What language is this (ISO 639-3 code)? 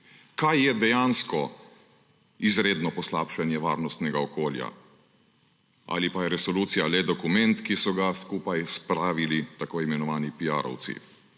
slv